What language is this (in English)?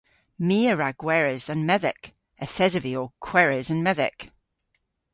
Cornish